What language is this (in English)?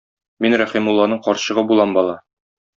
Tatar